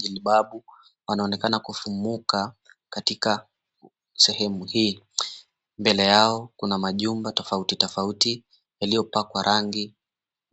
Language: Swahili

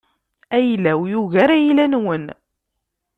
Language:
Kabyle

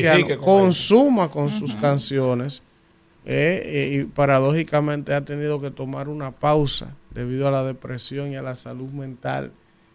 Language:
Spanish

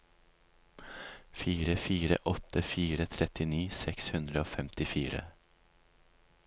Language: Norwegian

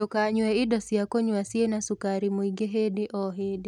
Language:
Kikuyu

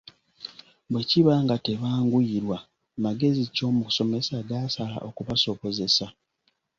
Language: Ganda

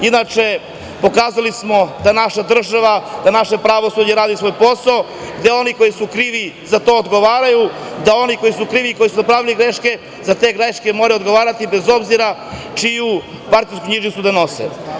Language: Serbian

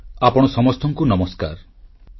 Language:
Odia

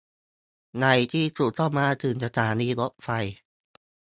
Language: Thai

